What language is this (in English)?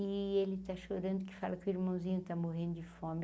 Portuguese